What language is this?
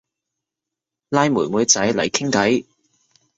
Cantonese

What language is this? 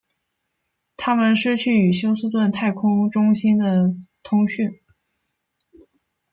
Chinese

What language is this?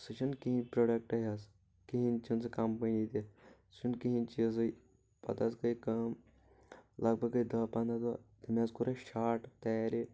Kashmiri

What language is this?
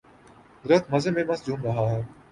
Urdu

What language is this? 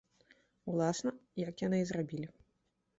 Belarusian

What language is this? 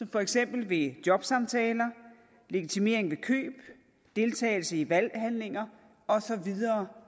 Danish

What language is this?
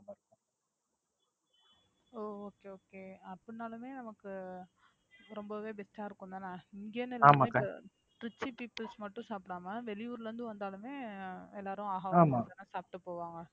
Tamil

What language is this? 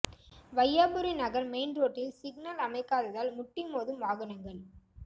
Tamil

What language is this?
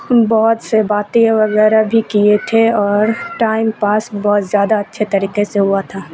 Urdu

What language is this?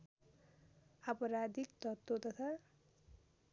Nepali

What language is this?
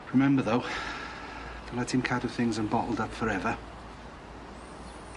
Welsh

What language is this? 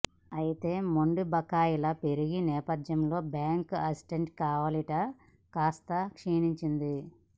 Telugu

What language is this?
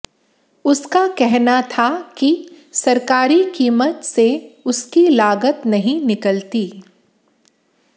Hindi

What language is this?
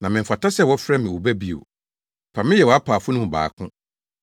Akan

